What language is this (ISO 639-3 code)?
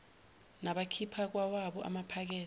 zul